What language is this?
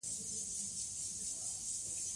Pashto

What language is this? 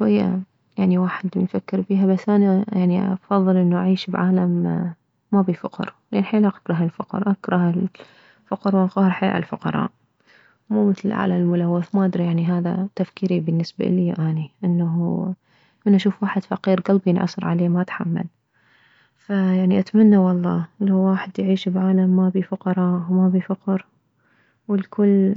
Mesopotamian Arabic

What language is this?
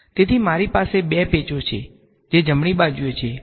Gujarati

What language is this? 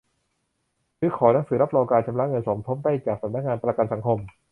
Thai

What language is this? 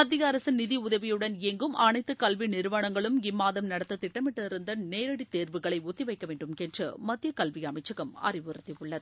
Tamil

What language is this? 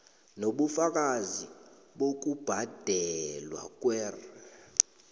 South Ndebele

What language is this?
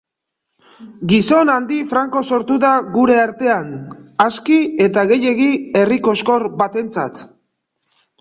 Basque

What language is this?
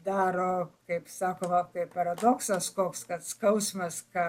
Lithuanian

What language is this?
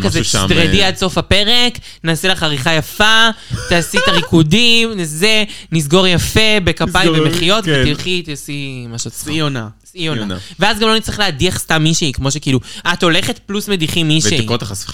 Hebrew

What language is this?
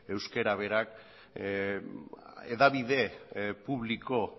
Basque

